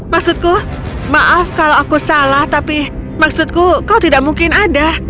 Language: Indonesian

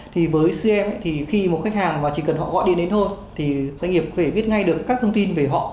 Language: Vietnamese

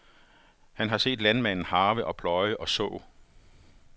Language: Danish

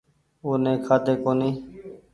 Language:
Goaria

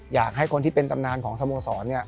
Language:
Thai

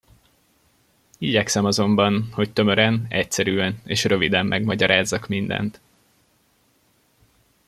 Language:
Hungarian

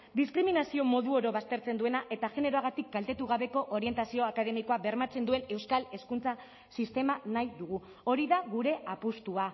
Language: Basque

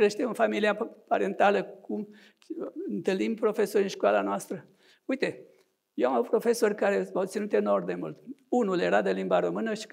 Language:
Romanian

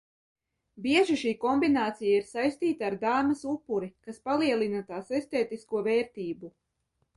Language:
Latvian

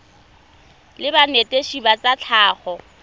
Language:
Tswana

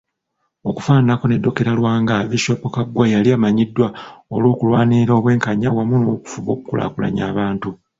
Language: Ganda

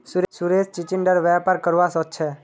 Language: Magahi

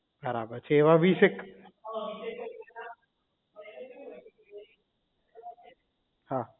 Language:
Gujarati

